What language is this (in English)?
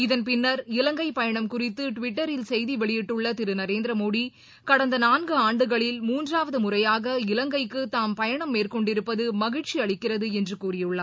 Tamil